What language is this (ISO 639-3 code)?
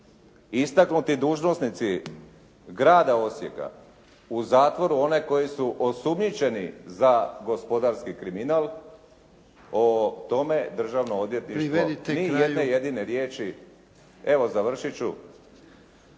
hrv